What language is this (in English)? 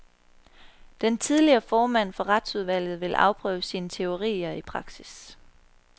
Danish